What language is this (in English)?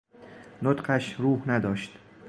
Persian